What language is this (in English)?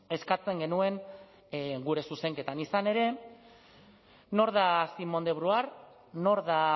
Basque